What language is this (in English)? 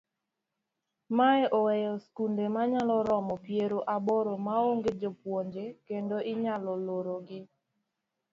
Luo (Kenya and Tanzania)